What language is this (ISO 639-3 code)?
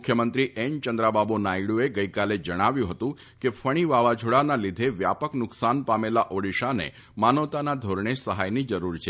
guj